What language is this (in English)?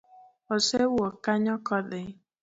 Luo (Kenya and Tanzania)